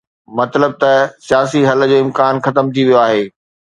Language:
Sindhi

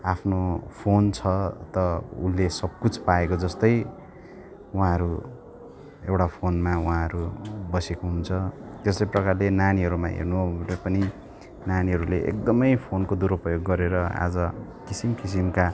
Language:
Nepali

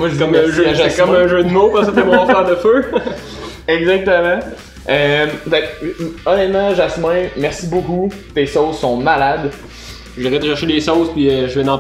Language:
French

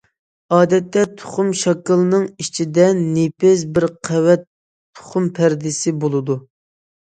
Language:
Uyghur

